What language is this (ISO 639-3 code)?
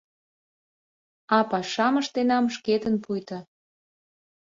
chm